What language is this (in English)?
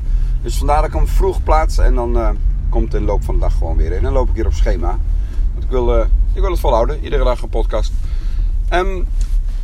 Dutch